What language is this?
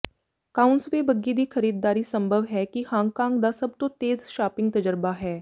Punjabi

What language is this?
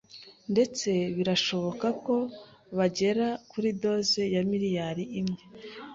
Kinyarwanda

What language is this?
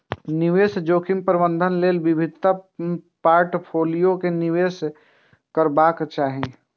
Maithili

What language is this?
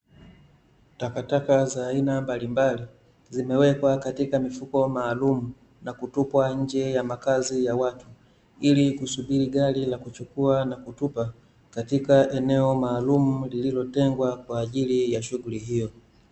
Swahili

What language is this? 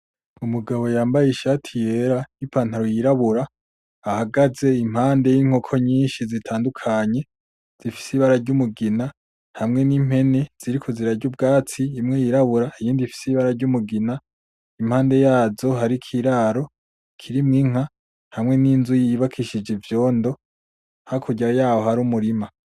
Rundi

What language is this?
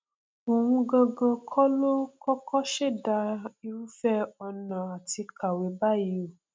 Yoruba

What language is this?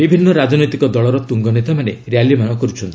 Odia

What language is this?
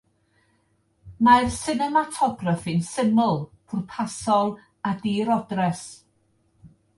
Welsh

